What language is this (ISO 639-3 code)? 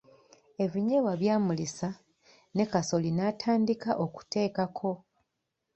lug